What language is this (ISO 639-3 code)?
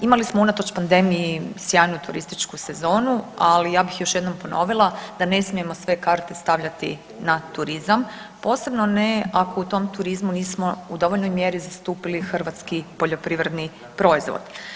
hrv